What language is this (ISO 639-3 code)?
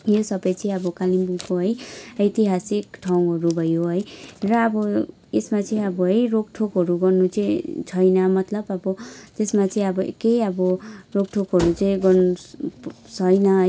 nep